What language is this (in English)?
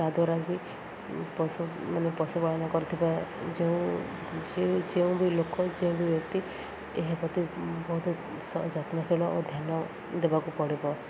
Odia